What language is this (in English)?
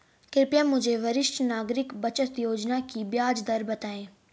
Hindi